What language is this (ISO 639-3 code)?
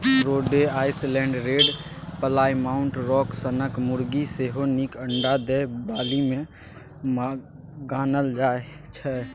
mai